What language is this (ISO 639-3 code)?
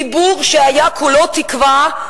heb